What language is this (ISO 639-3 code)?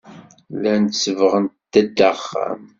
kab